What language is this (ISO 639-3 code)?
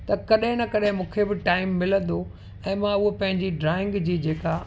snd